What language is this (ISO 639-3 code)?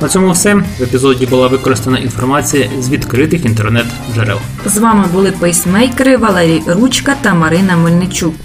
ukr